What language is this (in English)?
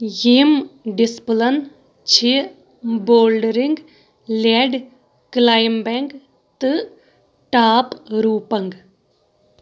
Kashmiri